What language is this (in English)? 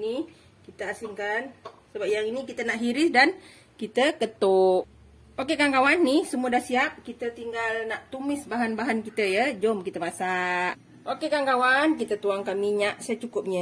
Malay